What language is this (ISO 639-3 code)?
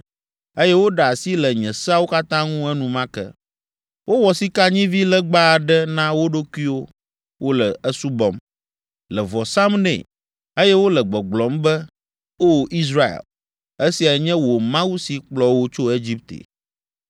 ewe